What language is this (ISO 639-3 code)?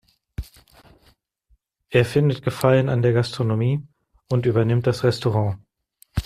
deu